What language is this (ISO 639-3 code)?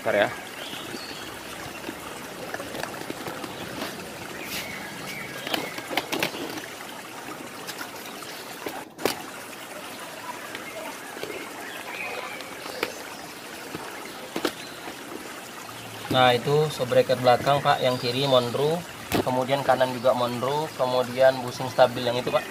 ind